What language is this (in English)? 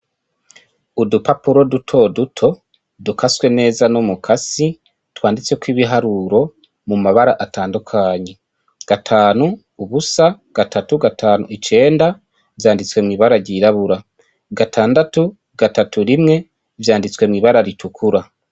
Rundi